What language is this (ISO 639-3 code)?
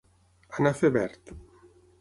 cat